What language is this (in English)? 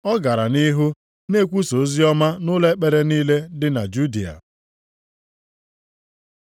Igbo